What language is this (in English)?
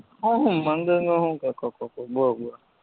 Gujarati